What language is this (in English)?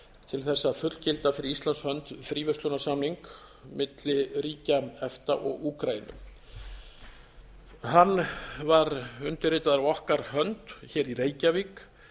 Icelandic